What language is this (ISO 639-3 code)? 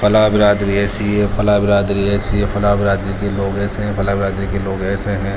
urd